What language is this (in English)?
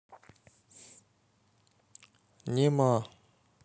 Russian